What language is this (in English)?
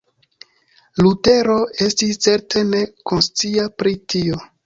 Esperanto